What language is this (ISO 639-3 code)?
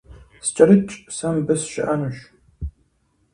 kbd